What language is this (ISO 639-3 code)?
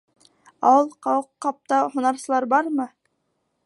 bak